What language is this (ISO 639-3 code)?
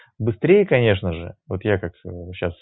rus